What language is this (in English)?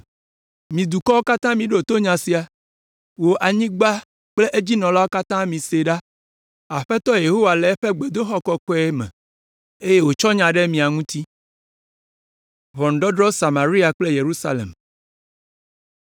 Ewe